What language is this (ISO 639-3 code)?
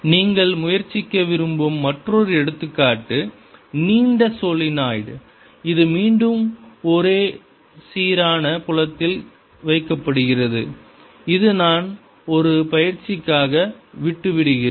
tam